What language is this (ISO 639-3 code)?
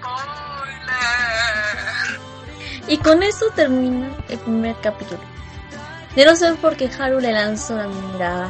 spa